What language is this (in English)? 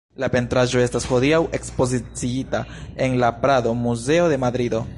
Esperanto